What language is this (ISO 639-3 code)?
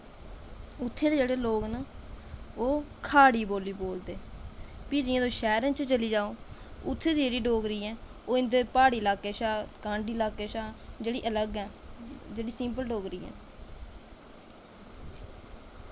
doi